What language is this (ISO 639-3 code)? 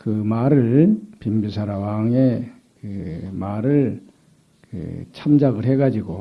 kor